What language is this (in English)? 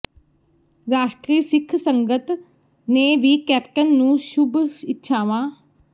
Punjabi